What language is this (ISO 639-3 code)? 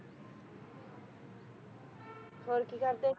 pan